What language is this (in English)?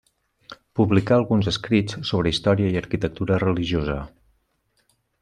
Catalan